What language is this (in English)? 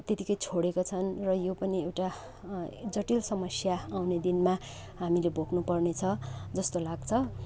Nepali